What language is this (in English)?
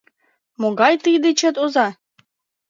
Mari